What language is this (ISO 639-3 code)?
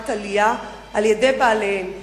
heb